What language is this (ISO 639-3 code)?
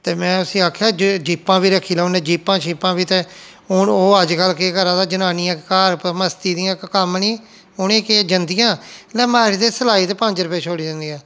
doi